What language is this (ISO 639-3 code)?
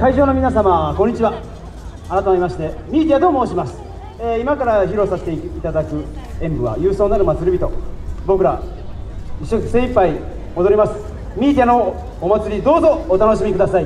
jpn